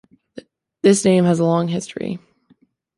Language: English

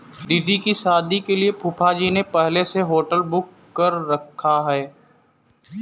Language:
Hindi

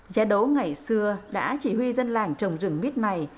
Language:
Vietnamese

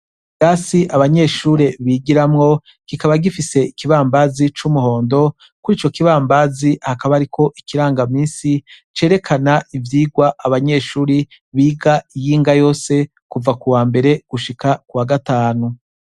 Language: Rundi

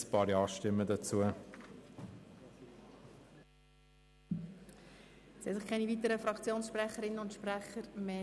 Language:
Swiss German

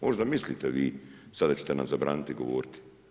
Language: Croatian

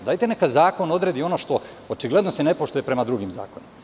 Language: Serbian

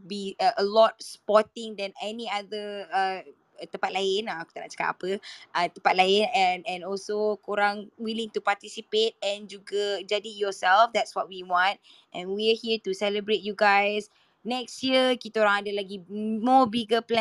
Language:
Malay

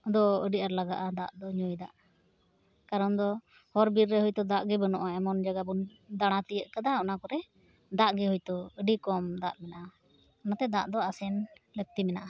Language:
Santali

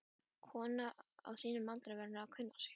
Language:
Icelandic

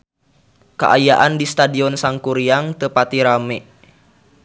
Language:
Sundanese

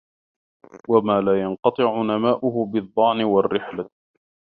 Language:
Arabic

